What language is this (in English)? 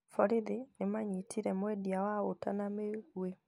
Kikuyu